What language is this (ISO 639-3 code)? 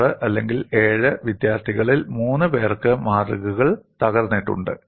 mal